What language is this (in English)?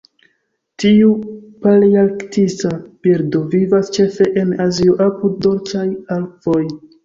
Esperanto